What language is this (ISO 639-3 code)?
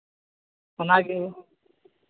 sat